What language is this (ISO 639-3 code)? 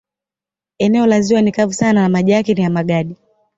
swa